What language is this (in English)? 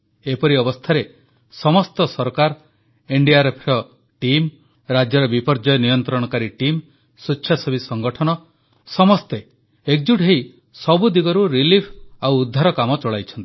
Odia